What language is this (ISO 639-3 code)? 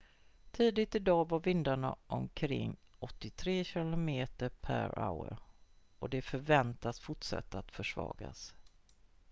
swe